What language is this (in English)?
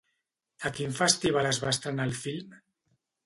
Catalan